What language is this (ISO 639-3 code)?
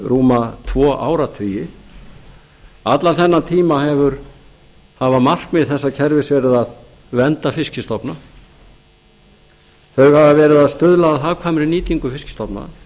isl